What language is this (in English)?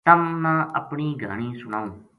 Gujari